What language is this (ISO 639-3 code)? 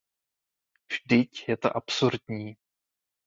ces